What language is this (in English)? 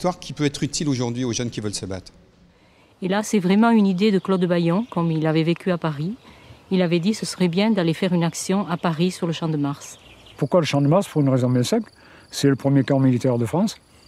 French